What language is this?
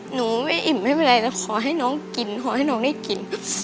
Thai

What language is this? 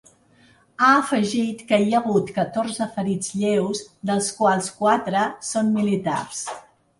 Catalan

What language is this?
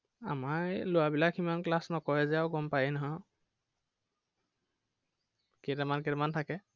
Assamese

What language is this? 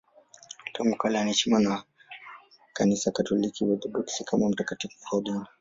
Swahili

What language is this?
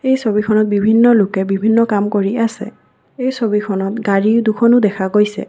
Assamese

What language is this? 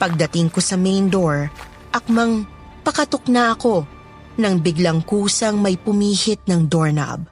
Filipino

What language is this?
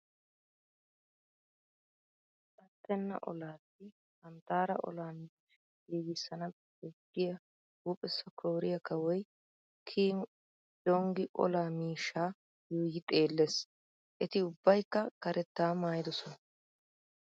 Wolaytta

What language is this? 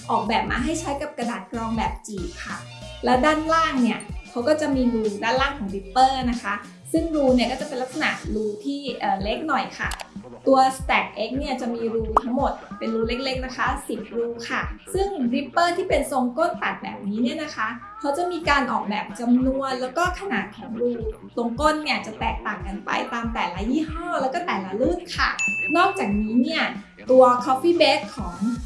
Thai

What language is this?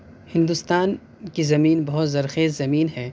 Urdu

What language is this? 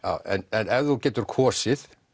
Icelandic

